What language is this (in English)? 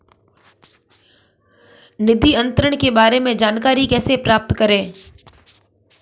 Hindi